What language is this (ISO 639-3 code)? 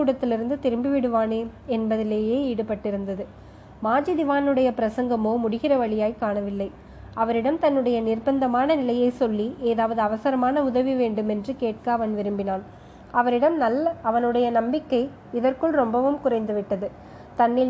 tam